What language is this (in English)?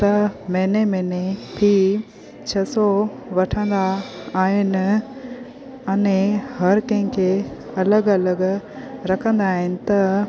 Sindhi